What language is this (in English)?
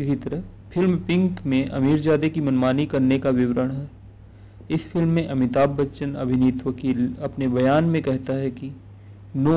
Hindi